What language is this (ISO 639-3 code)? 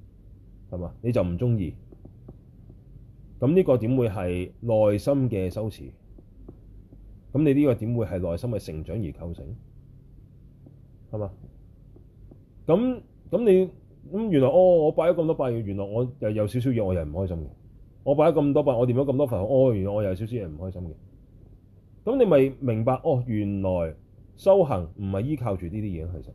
zho